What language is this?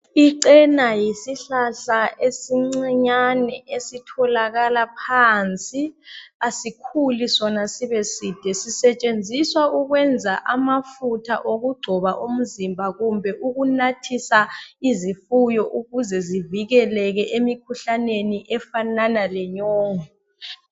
North Ndebele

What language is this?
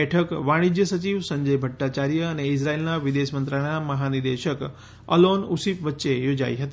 Gujarati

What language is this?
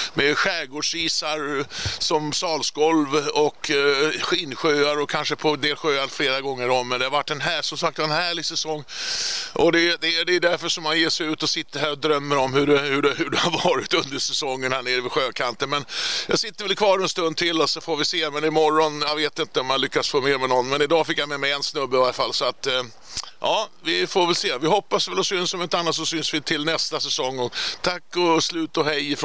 Swedish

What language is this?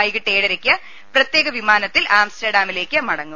Malayalam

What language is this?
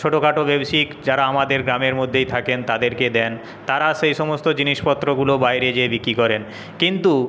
Bangla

